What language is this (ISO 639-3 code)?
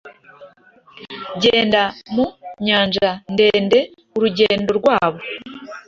kin